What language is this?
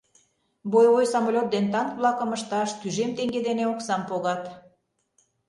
Mari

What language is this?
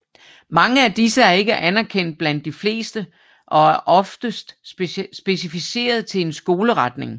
Danish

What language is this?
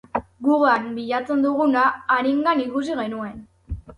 Basque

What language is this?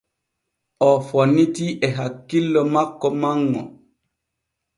Borgu Fulfulde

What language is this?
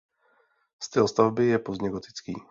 Czech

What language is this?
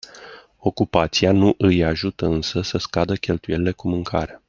Romanian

